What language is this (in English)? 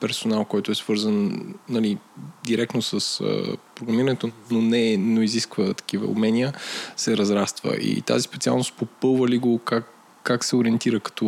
Bulgarian